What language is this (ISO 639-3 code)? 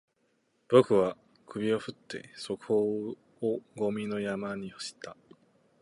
jpn